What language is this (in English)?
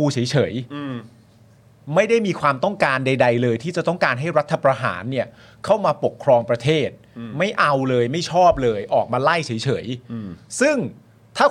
Thai